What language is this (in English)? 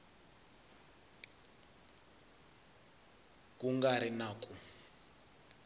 Tsonga